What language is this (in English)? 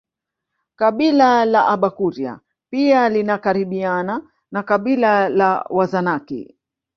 Swahili